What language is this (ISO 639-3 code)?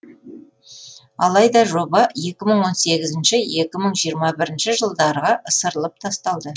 kaz